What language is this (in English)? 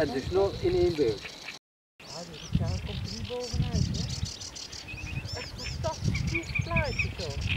Dutch